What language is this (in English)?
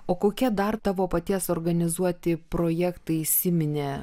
Lithuanian